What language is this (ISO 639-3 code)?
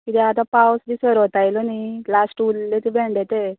kok